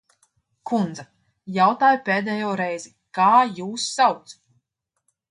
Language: Latvian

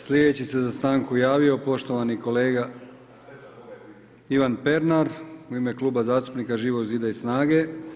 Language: Croatian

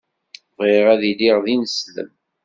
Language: Kabyle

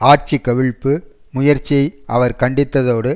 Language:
Tamil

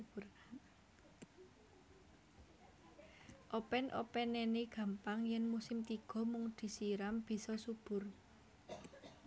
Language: Javanese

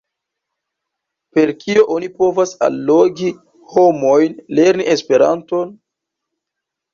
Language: Esperanto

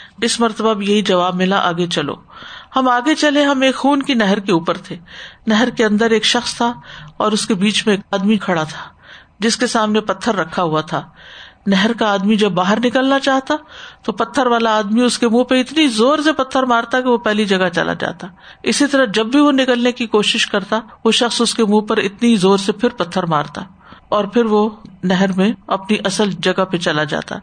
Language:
Urdu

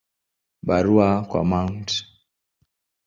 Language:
Swahili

